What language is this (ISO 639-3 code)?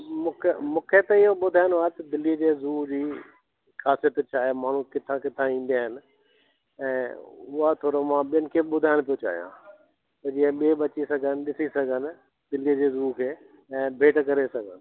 snd